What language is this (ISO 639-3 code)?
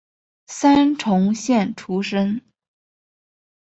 zho